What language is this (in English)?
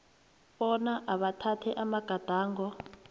South Ndebele